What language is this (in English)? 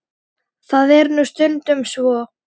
Icelandic